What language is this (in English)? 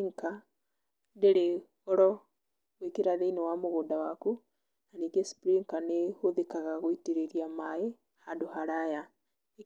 Kikuyu